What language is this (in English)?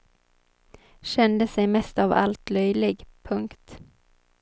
Swedish